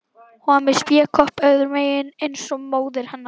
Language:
Icelandic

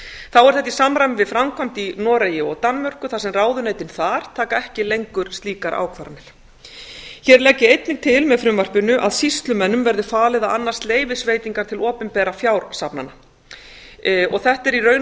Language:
Icelandic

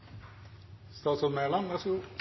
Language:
Norwegian Bokmål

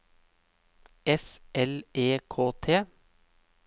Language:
Norwegian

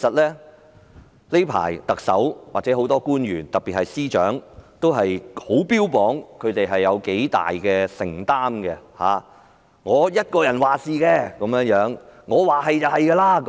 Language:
Cantonese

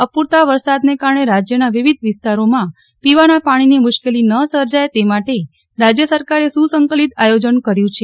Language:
Gujarati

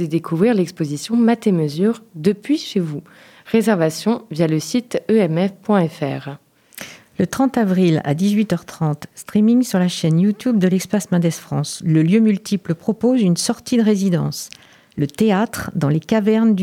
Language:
French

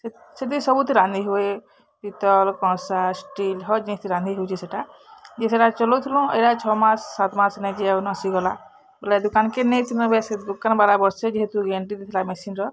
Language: Odia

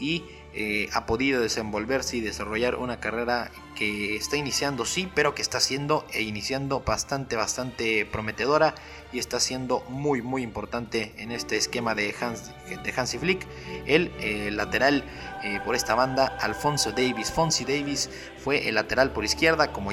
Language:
Spanish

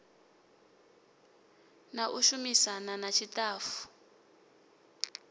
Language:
Venda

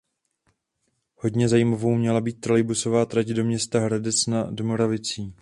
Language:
Czech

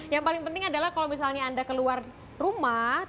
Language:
Indonesian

